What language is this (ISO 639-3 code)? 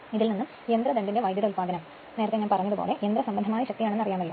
mal